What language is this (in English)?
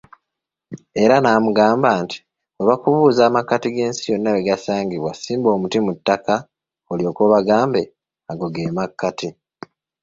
Ganda